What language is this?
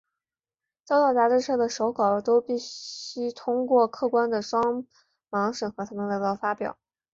Chinese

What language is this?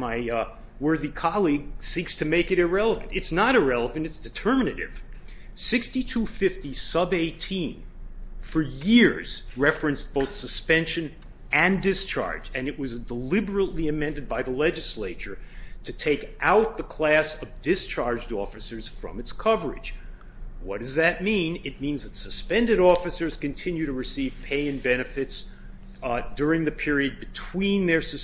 English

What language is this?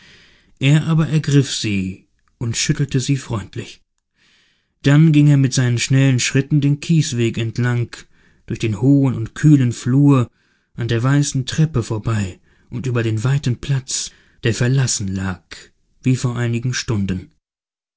German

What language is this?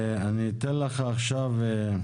Hebrew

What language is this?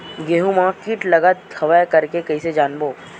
Chhattisgarhi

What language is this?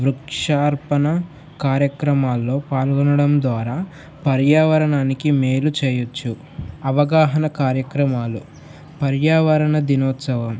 Telugu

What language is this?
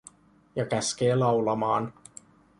Finnish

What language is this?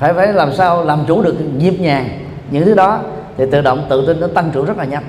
Vietnamese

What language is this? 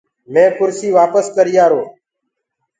Gurgula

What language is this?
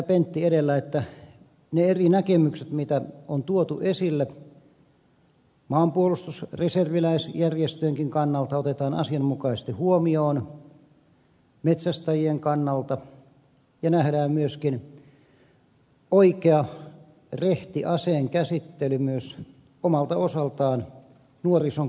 Finnish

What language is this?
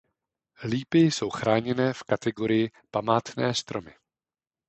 Czech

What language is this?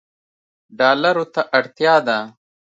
Pashto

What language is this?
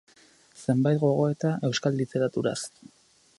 Basque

